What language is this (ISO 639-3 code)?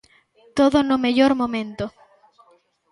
glg